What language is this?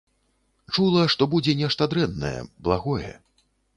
Belarusian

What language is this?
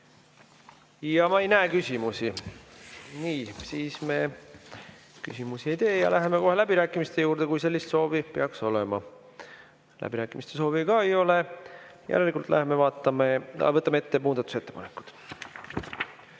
Estonian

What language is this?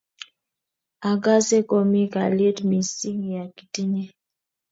Kalenjin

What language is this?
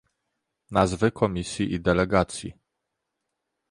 Polish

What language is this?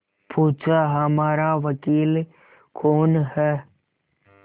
Hindi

